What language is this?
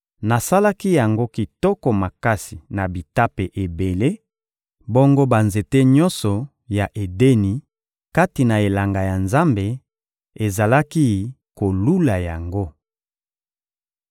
Lingala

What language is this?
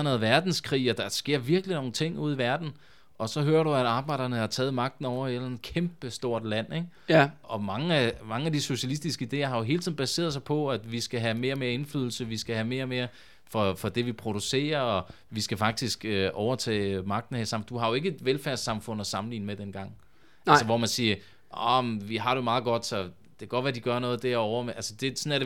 Danish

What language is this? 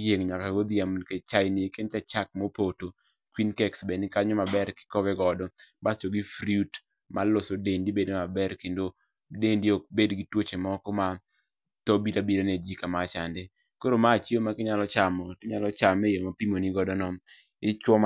Luo (Kenya and Tanzania)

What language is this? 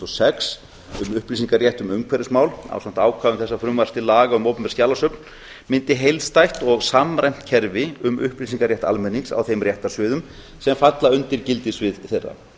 Icelandic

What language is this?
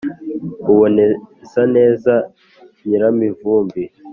Kinyarwanda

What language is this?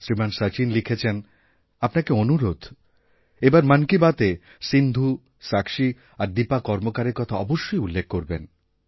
Bangla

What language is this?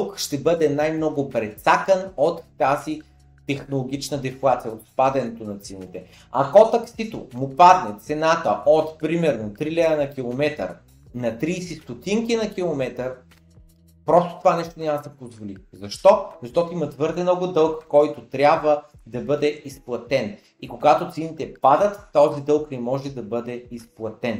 Bulgarian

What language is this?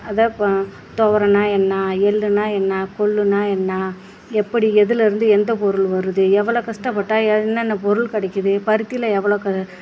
Tamil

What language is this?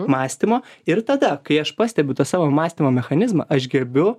Lithuanian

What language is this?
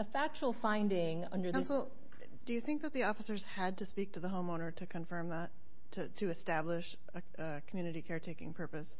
English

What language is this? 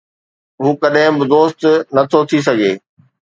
Sindhi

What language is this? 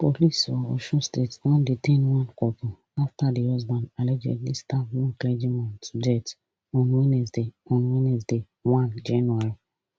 Nigerian Pidgin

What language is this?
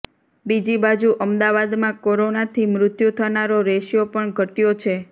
Gujarati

